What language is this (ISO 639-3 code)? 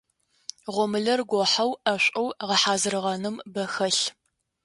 ady